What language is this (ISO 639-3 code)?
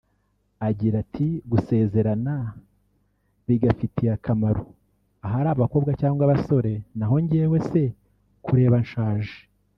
kin